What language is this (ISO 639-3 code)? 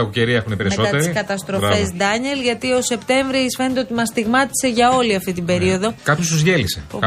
ell